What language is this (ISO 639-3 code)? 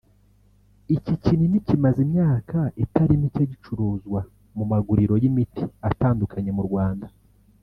kin